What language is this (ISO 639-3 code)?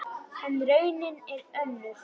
isl